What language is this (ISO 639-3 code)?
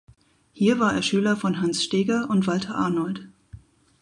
deu